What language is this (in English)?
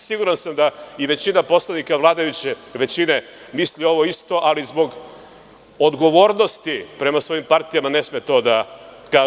Serbian